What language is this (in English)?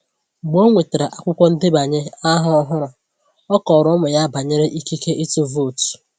Igbo